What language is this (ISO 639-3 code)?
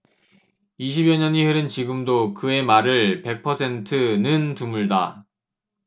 kor